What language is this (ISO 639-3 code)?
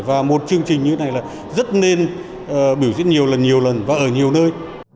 vie